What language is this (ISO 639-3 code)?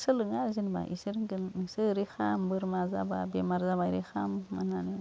brx